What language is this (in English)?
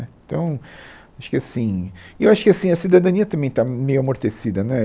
Portuguese